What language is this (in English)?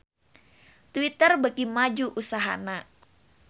Sundanese